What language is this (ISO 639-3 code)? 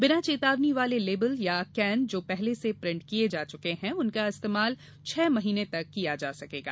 hin